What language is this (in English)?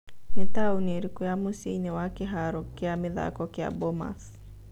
Kikuyu